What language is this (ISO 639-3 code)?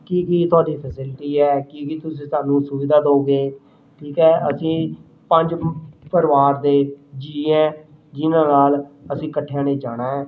pan